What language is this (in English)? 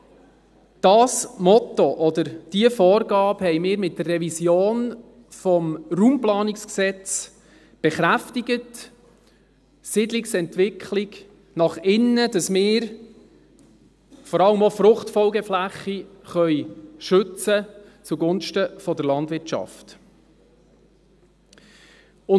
Swiss German